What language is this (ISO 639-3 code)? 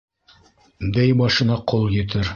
bak